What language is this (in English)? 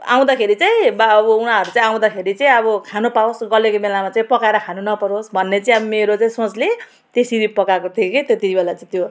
Nepali